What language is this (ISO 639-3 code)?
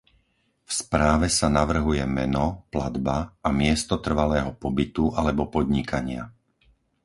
slk